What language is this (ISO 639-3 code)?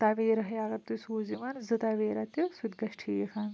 kas